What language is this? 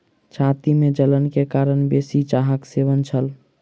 Maithili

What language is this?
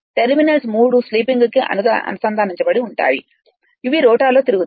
Telugu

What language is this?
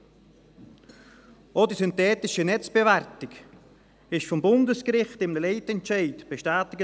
Swiss German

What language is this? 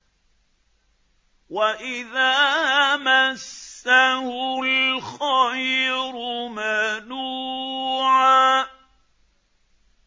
Arabic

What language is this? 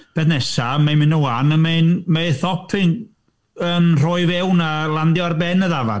Welsh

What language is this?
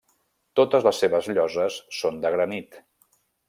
Catalan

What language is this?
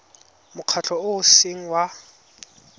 Tswana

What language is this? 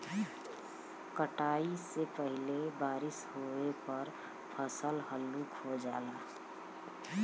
Bhojpuri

